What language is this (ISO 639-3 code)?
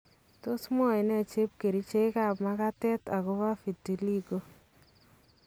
kln